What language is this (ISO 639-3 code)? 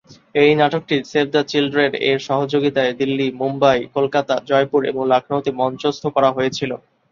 ben